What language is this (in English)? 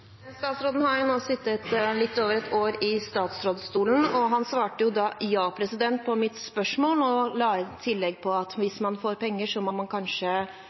Norwegian